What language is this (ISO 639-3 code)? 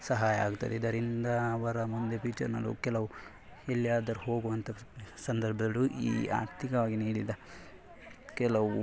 kan